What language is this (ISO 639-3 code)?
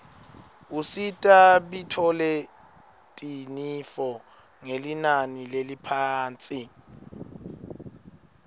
ssw